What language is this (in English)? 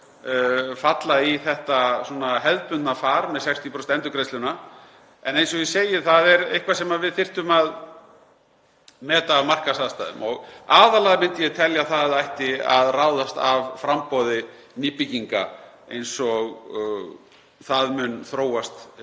Icelandic